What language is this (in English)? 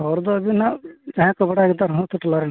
Santali